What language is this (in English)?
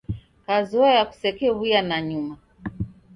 Taita